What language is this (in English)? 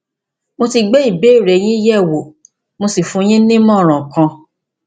Yoruba